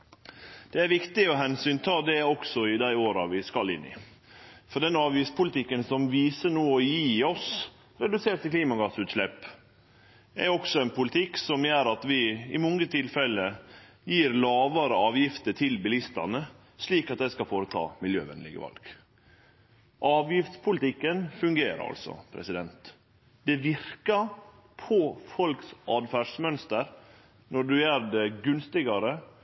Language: Norwegian Nynorsk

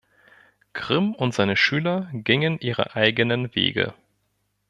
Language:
German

